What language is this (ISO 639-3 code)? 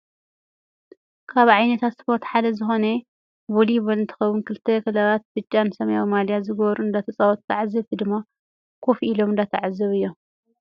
tir